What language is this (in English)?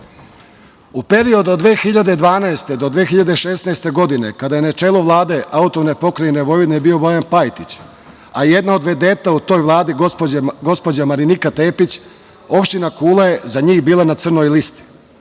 Serbian